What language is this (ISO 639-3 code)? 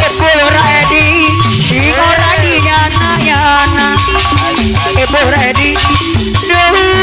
tha